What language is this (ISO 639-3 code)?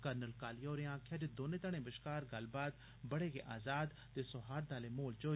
doi